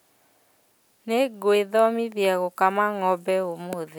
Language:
Kikuyu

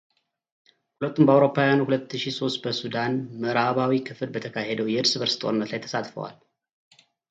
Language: Amharic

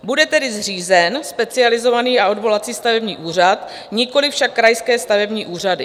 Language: Czech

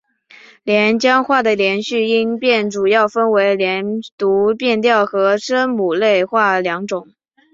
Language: Chinese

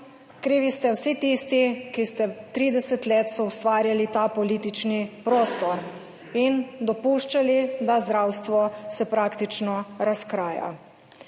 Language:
Slovenian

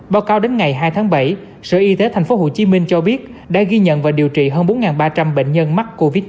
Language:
Vietnamese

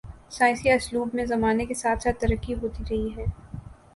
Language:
Urdu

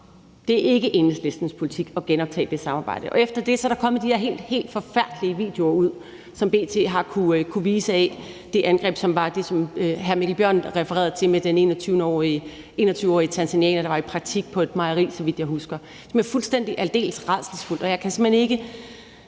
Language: Danish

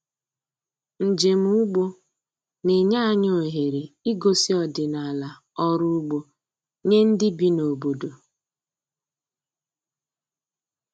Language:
Igbo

